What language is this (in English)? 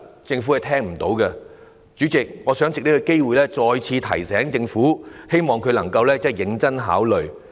Cantonese